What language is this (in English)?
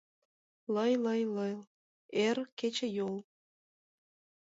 Mari